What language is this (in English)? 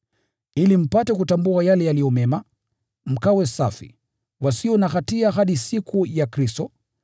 Swahili